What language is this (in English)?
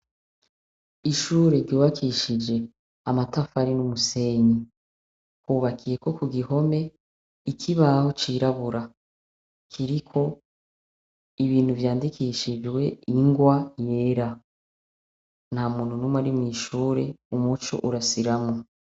Rundi